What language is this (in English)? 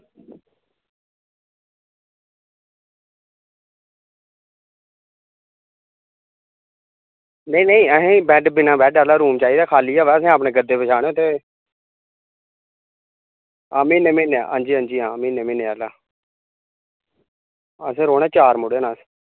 Dogri